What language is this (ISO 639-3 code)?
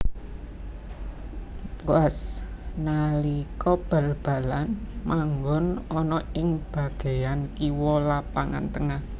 jav